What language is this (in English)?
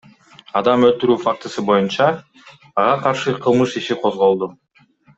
Kyrgyz